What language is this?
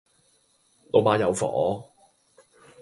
Cantonese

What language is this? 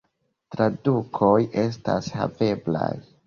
Esperanto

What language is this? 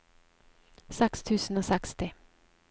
Norwegian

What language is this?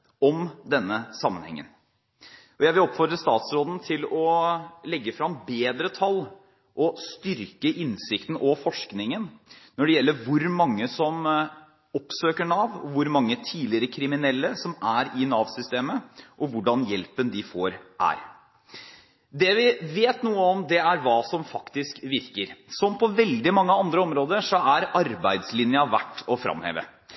Norwegian Bokmål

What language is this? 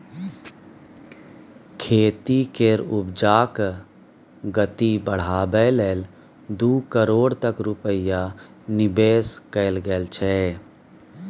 Maithili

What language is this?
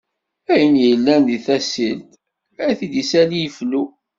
Kabyle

